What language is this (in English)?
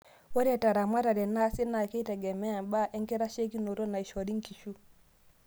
Masai